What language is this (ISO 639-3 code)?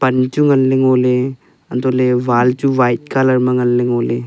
nnp